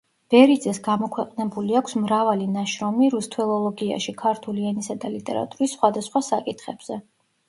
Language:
Georgian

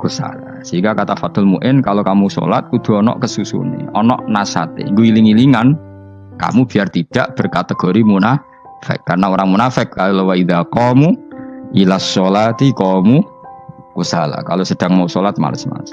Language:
Indonesian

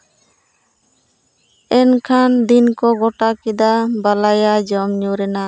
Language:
Santali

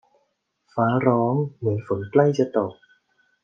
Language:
Thai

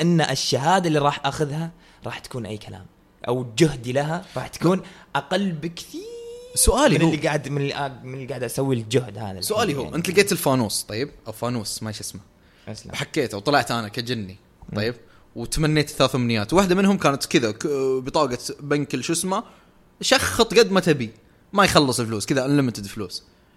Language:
Arabic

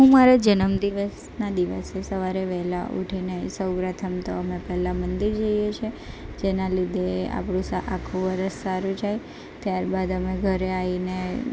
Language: Gujarati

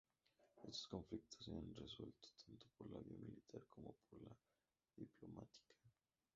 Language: Spanish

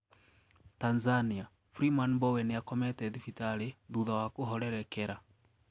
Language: Kikuyu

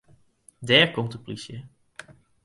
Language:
Western Frisian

